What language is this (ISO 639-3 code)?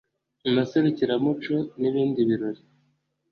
kin